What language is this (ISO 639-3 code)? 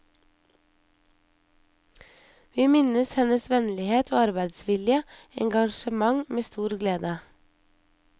nor